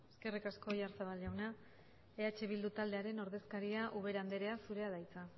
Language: Basque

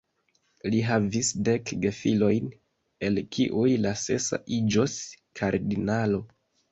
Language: Esperanto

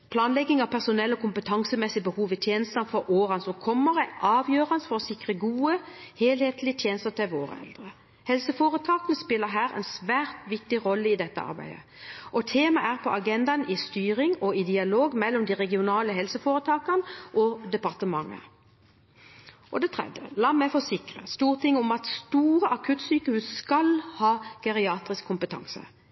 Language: Norwegian Bokmål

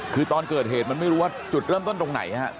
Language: Thai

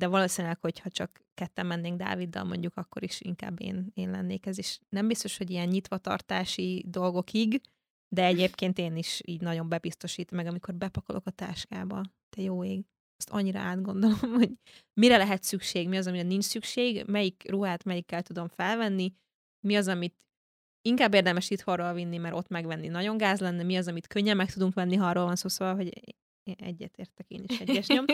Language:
Hungarian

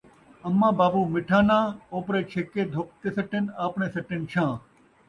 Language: Saraiki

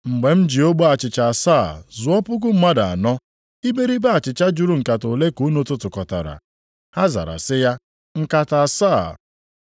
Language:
Igbo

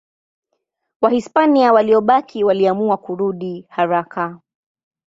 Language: Swahili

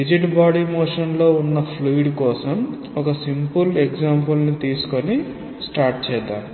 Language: Telugu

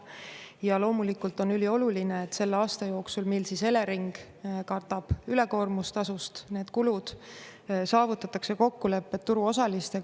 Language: Estonian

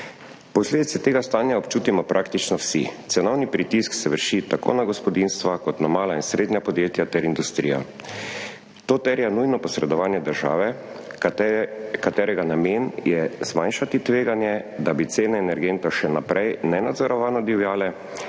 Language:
Slovenian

